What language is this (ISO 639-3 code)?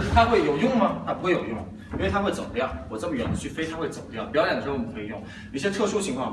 zho